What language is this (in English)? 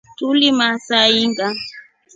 Rombo